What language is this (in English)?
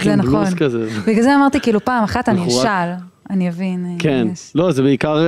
Hebrew